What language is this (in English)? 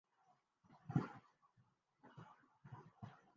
Urdu